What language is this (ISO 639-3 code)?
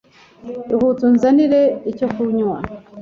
kin